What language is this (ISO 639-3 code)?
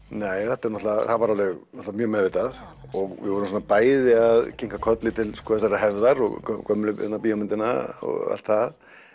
isl